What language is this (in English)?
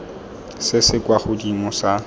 Tswana